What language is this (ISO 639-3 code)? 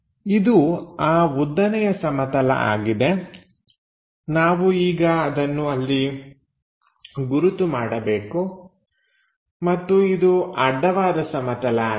kan